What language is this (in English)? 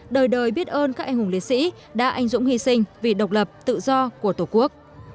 Vietnamese